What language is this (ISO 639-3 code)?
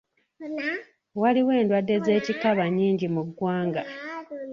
lug